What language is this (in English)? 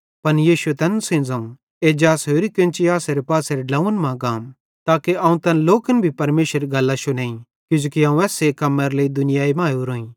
Bhadrawahi